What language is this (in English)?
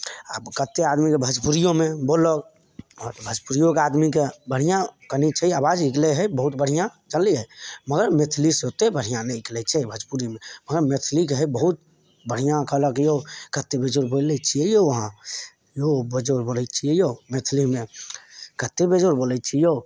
Maithili